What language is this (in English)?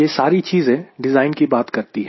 Hindi